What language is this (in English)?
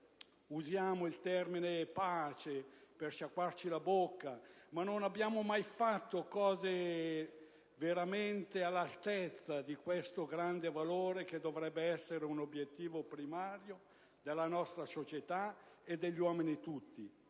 Italian